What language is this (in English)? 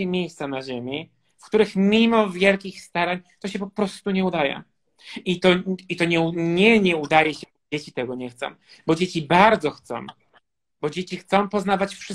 Polish